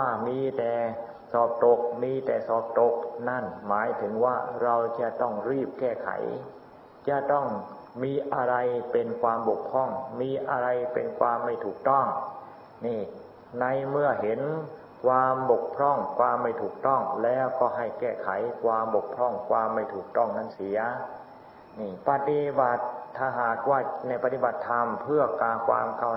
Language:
Thai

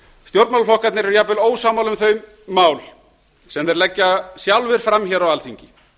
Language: Icelandic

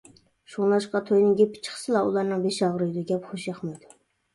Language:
Uyghur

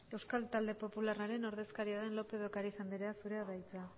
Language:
Basque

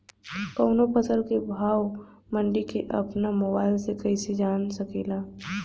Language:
Bhojpuri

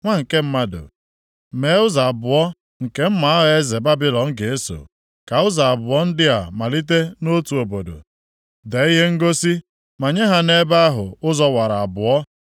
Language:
Igbo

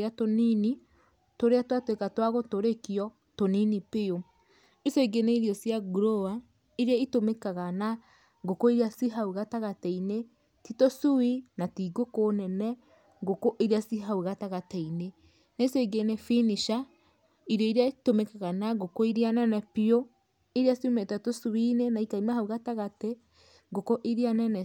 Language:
Kikuyu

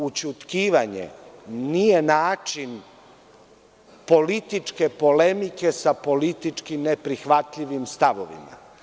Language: Serbian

